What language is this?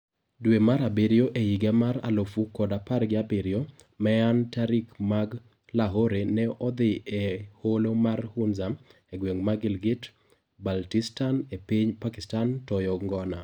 Luo (Kenya and Tanzania)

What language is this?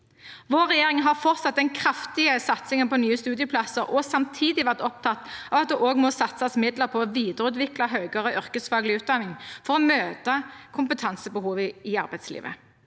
Norwegian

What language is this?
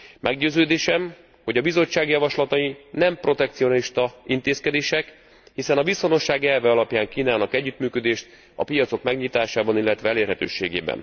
Hungarian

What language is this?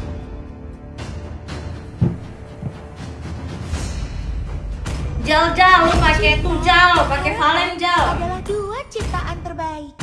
Indonesian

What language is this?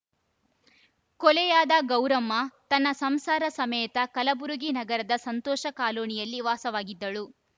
Kannada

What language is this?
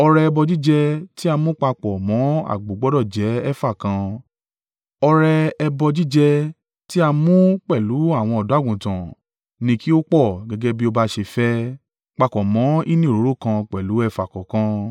Yoruba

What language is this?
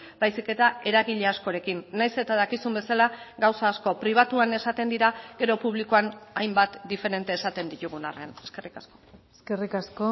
Basque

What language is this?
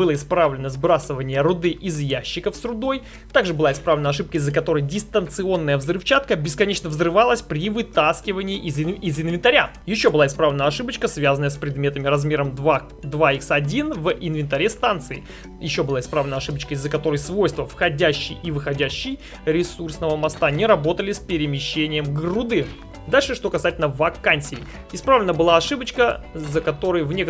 Russian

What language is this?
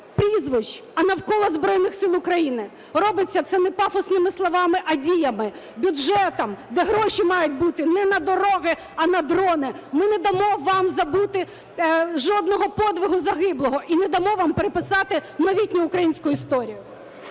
Ukrainian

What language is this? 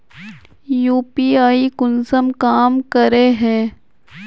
Magahi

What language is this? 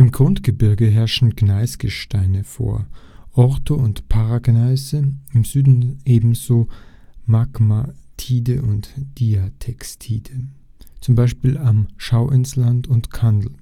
German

